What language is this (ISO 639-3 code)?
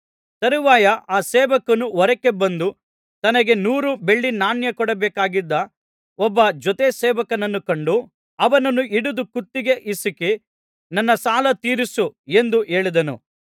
kan